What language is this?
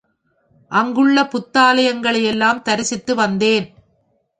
Tamil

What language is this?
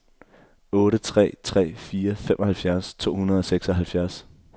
Danish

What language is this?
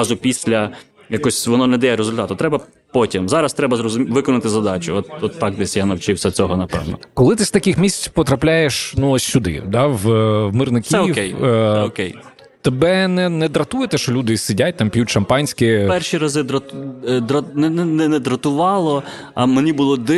Ukrainian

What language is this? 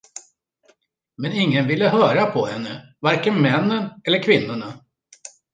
Swedish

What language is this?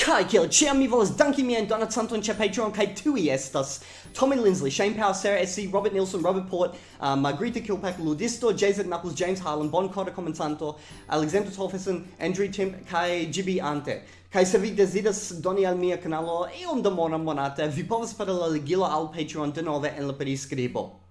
Italian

